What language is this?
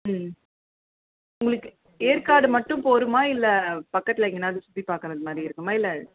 Tamil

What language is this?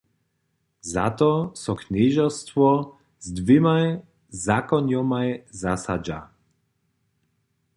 Upper Sorbian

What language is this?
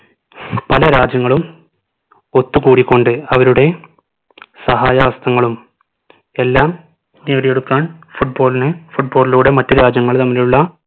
Malayalam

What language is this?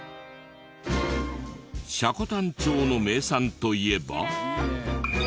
Japanese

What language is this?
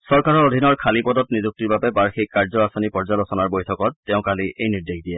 Assamese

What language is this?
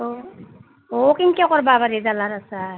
Assamese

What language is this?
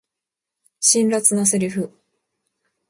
Japanese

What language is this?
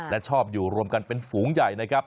Thai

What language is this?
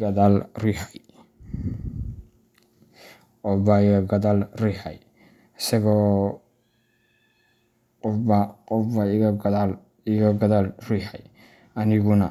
Somali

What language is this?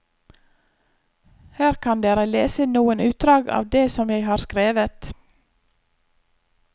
Norwegian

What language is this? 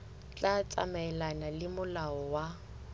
Southern Sotho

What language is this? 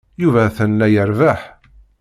Kabyle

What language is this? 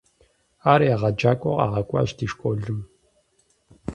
Kabardian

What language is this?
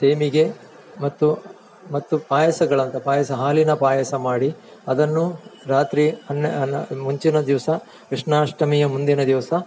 Kannada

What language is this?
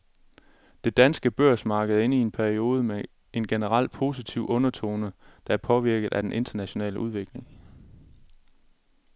Danish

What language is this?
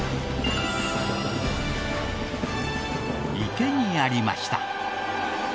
Japanese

